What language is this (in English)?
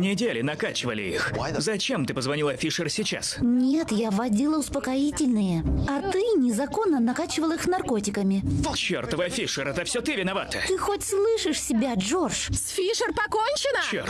Russian